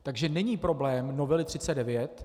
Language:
Czech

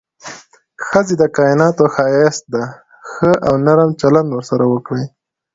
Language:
Pashto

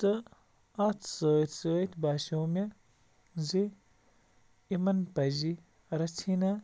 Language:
Kashmiri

